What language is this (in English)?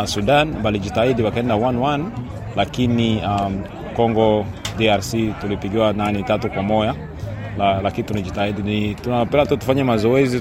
Swahili